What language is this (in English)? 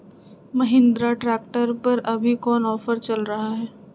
Magahi